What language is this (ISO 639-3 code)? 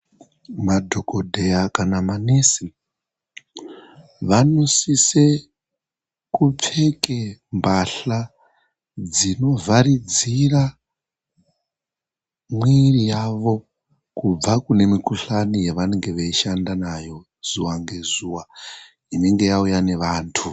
ndc